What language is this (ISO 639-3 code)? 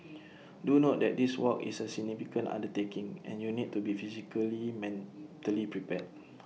eng